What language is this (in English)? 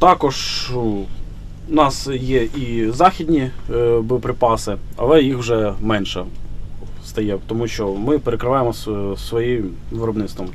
Ukrainian